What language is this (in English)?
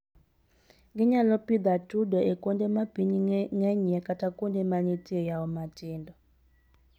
Luo (Kenya and Tanzania)